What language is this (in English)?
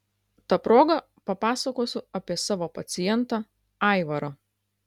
Lithuanian